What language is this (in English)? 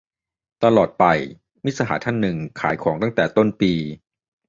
Thai